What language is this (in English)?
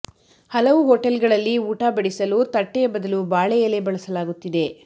Kannada